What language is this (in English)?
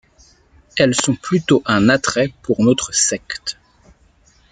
French